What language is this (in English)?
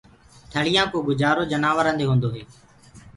Gurgula